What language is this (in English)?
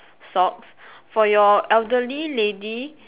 English